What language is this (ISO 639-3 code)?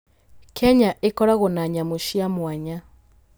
kik